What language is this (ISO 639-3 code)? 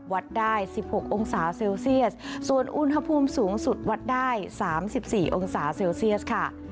tha